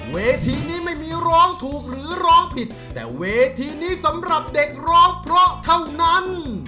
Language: Thai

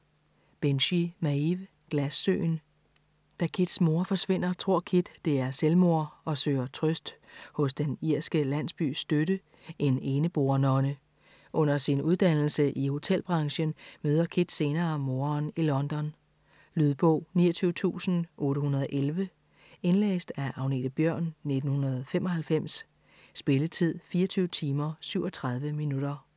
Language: Danish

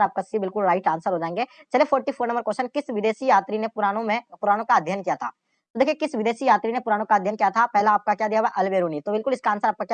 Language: Hindi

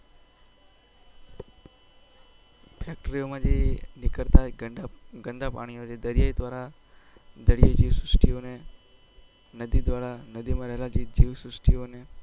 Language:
Gujarati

